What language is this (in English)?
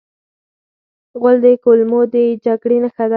Pashto